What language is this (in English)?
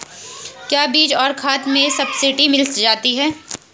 Hindi